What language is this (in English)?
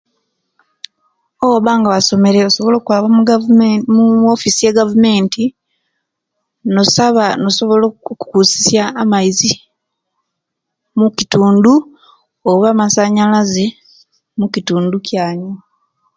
Kenyi